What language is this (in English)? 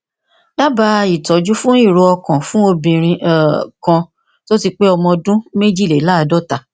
Yoruba